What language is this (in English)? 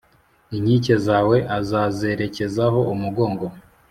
Kinyarwanda